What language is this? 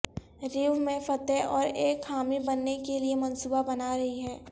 Urdu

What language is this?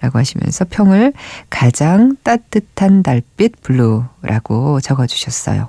Korean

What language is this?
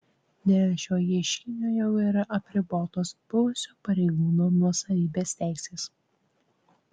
Lithuanian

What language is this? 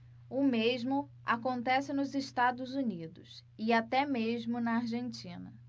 Portuguese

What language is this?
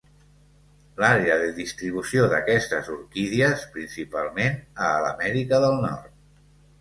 Catalan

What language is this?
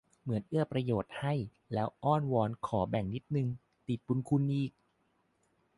Thai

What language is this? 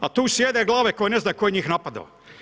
Croatian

